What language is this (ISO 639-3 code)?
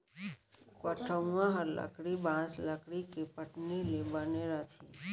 hne